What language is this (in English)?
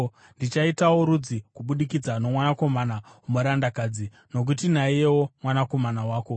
Shona